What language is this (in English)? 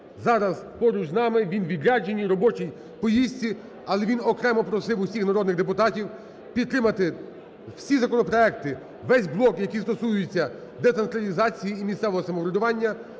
Ukrainian